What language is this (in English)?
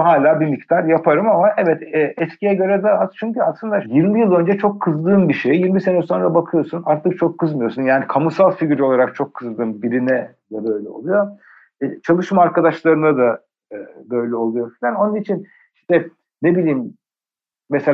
Turkish